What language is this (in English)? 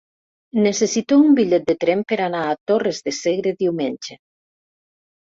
Catalan